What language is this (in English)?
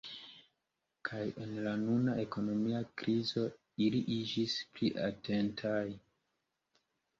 Esperanto